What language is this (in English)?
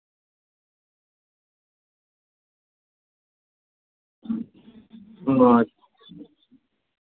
Santali